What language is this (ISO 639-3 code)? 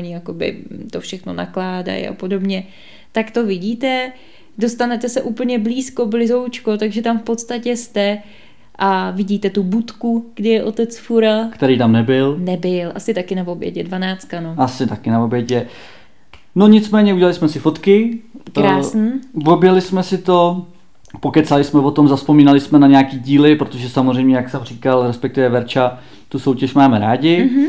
ces